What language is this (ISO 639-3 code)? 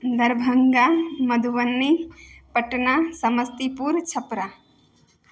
mai